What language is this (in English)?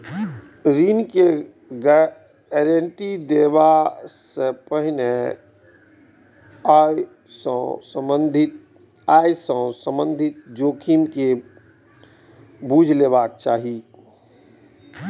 Maithili